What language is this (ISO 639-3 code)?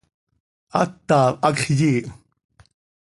sei